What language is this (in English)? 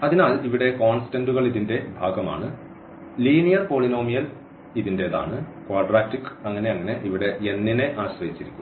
Malayalam